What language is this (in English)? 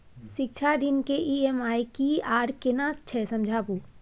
Maithili